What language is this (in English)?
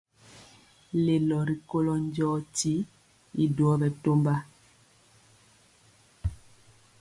Mpiemo